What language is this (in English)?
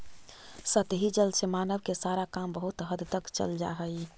Magahi